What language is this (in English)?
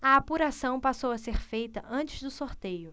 Portuguese